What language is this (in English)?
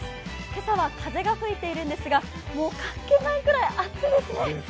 Japanese